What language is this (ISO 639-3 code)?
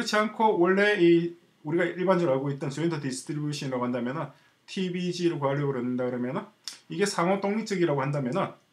kor